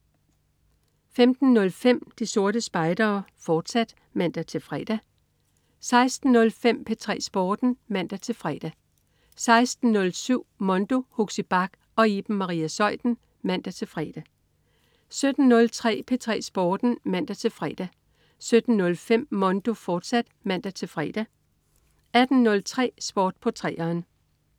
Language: Danish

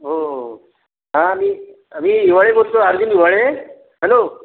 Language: Marathi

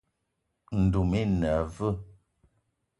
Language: Eton (Cameroon)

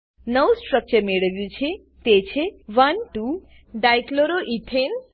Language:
Gujarati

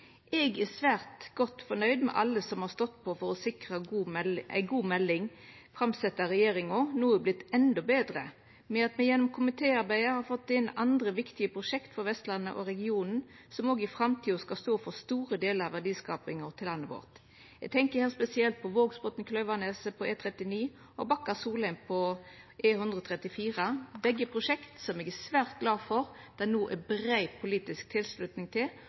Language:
Norwegian Nynorsk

